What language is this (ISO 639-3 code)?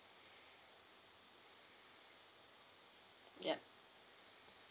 eng